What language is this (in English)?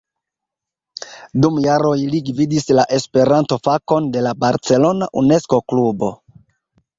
Esperanto